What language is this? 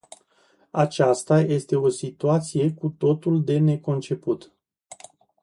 Romanian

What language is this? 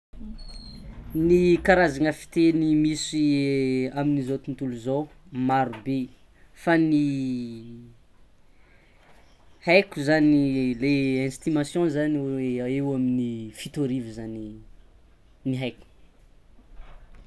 Tsimihety Malagasy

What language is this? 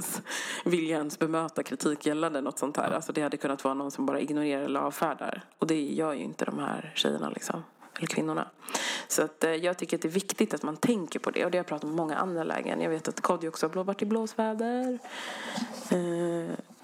Swedish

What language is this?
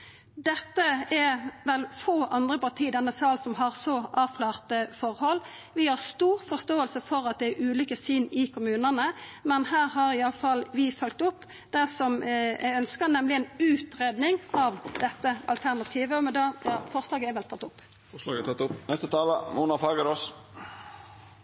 Norwegian Nynorsk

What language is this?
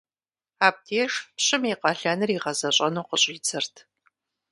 Kabardian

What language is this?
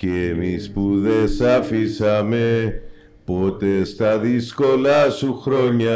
Greek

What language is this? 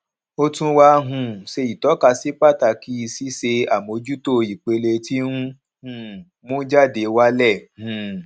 Yoruba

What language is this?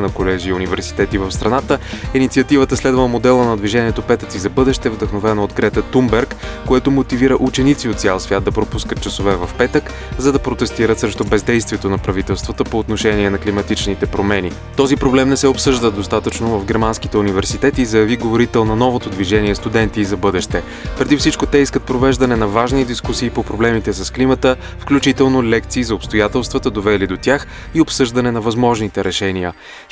Bulgarian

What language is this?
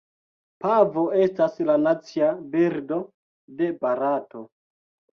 Esperanto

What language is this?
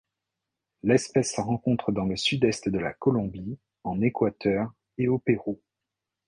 French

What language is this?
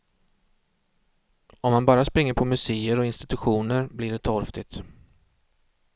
Swedish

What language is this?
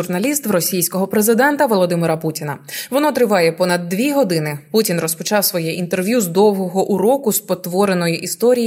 Ukrainian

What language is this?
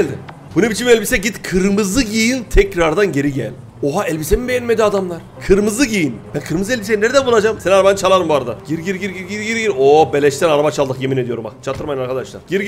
Turkish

